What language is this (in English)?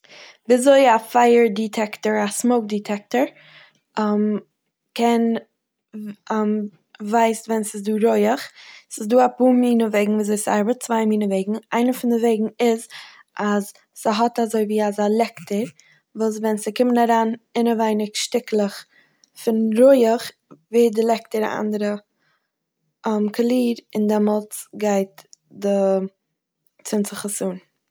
Yiddish